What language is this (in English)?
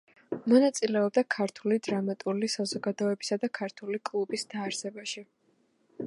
Georgian